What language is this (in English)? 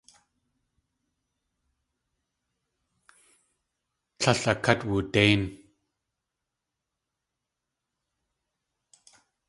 Tlingit